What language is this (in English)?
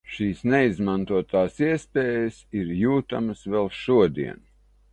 Latvian